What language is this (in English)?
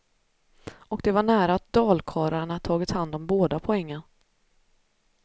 Swedish